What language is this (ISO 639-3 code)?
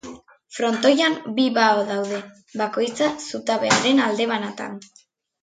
eus